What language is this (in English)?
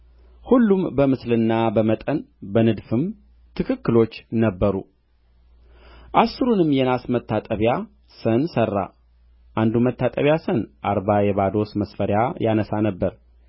Amharic